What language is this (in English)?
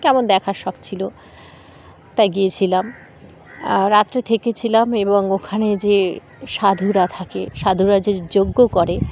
Bangla